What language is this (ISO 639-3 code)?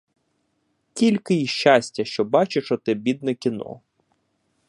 ukr